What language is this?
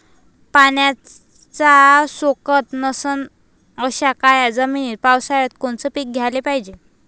Marathi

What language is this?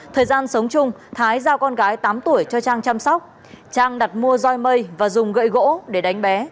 Vietnamese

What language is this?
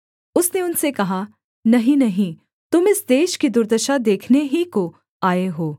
Hindi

